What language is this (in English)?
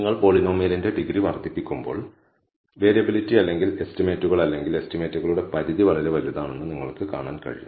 Malayalam